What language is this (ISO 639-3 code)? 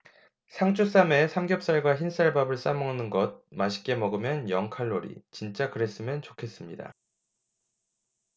kor